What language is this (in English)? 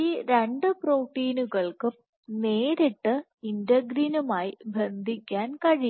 Malayalam